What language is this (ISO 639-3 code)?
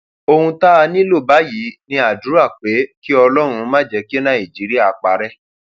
yor